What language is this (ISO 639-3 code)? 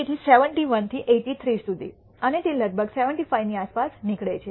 guj